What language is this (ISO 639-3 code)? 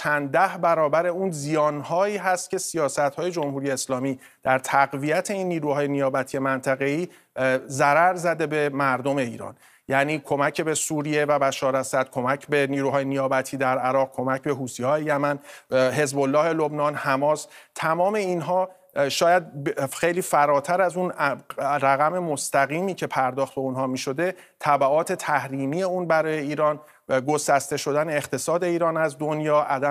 fas